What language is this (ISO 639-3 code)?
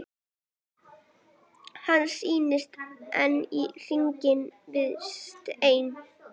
isl